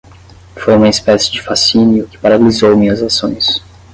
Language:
Portuguese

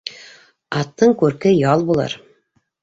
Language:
Bashkir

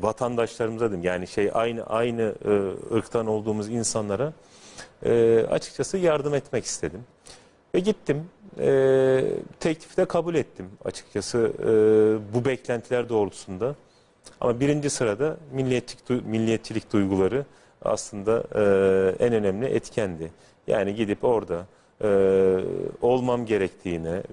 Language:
Turkish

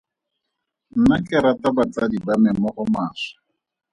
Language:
Tswana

